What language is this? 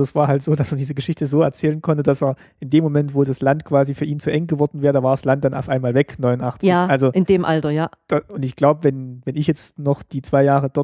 German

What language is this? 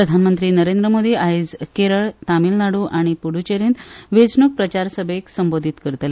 Konkani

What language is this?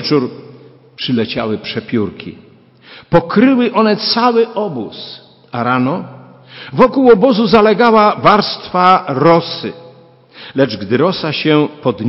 Polish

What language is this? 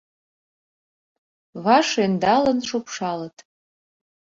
Mari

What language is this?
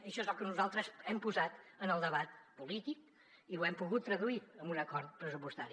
Catalan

